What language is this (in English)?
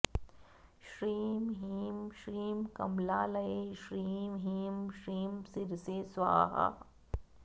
Sanskrit